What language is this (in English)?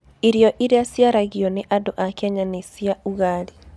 Kikuyu